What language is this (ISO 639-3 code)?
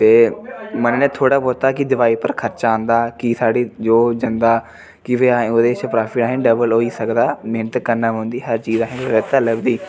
doi